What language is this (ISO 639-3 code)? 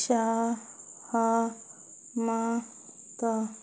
ori